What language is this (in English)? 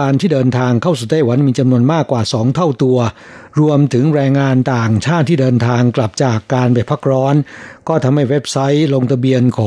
Thai